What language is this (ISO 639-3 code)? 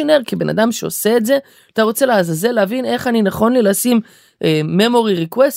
heb